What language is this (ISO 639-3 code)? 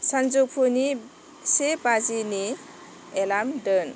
brx